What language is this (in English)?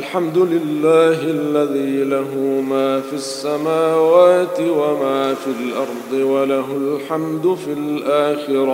Arabic